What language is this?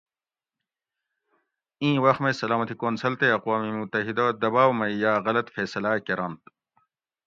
Gawri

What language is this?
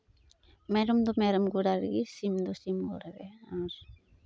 Santali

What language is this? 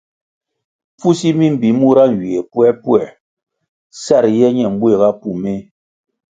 Kwasio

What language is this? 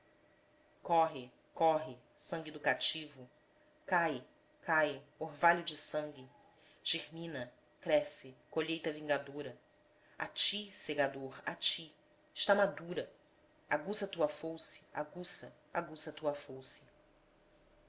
Portuguese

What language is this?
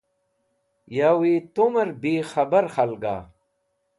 Wakhi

